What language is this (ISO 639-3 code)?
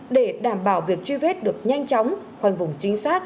vie